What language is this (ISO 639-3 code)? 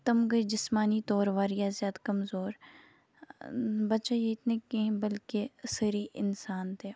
kas